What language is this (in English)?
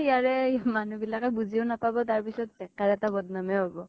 Assamese